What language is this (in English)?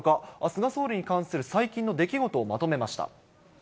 Japanese